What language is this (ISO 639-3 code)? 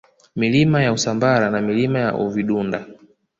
swa